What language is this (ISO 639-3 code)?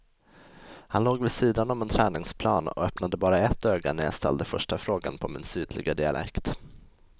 swe